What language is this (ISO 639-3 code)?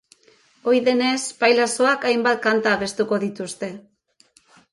eus